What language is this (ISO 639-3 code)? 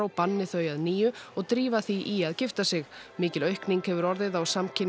isl